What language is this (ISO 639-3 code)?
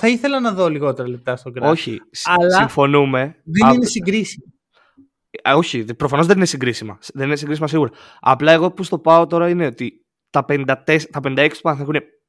ell